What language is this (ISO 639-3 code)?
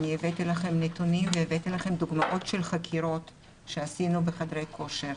heb